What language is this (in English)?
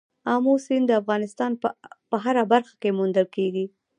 Pashto